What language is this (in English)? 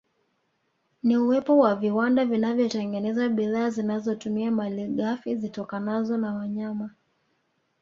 Swahili